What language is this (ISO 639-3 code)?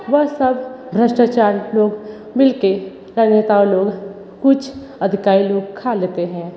hin